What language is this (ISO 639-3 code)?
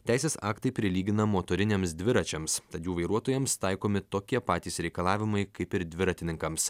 lit